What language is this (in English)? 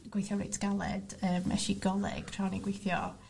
Welsh